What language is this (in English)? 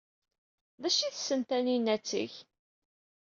Kabyle